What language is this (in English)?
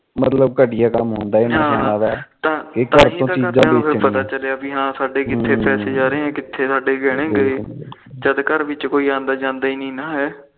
Punjabi